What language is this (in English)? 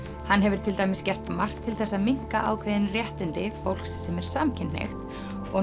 Icelandic